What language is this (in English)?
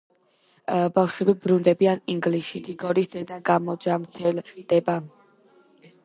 Georgian